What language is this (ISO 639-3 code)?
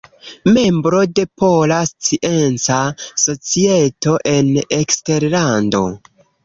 epo